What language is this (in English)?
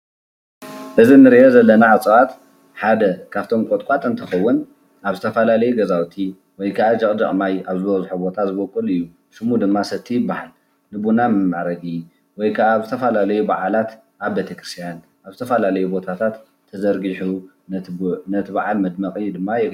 Tigrinya